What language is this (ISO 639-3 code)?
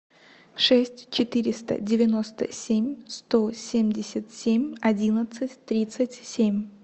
rus